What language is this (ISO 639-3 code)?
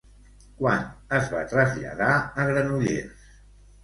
cat